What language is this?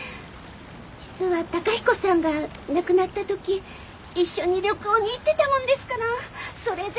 Japanese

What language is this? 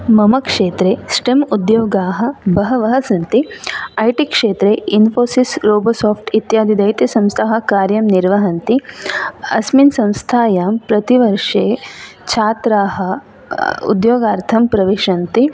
Sanskrit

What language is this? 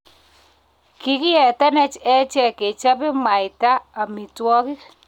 Kalenjin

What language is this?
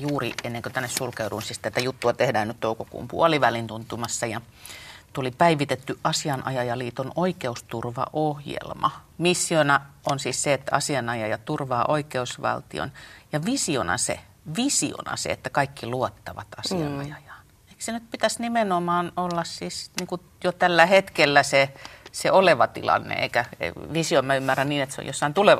Finnish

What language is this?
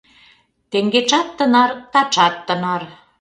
Mari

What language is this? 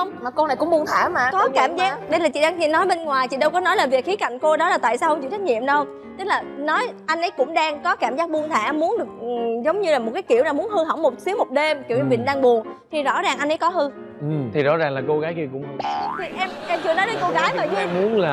Vietnamese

